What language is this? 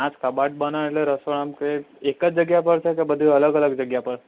Gujarati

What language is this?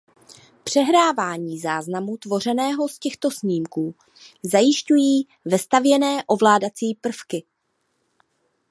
Czech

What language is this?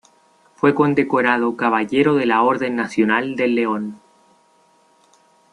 Spanish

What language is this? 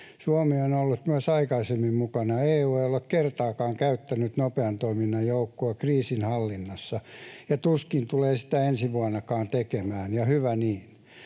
Finnish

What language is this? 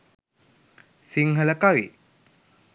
Sinhala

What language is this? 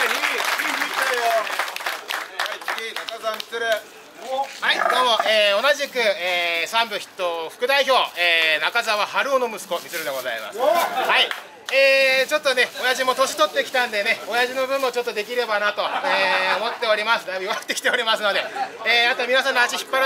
Japanese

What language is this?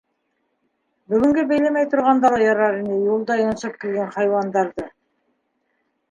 Bashkir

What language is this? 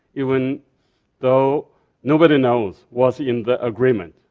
English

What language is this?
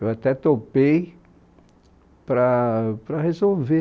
Portuguese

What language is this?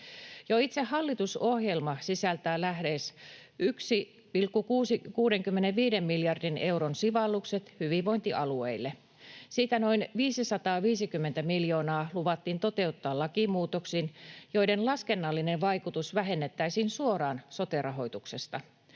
Finnish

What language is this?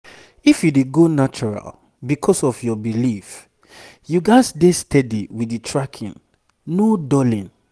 Nigerian Pidgin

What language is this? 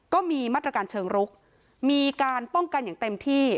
Thai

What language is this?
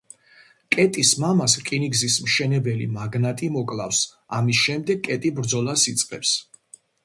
Georgian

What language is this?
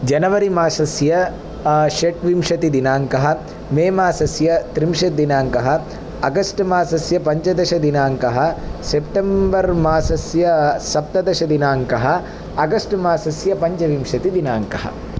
Sanskrit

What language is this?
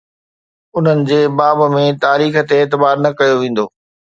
Sindhi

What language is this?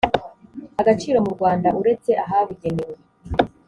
Kinyarwanda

